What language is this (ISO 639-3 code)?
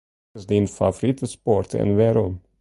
fry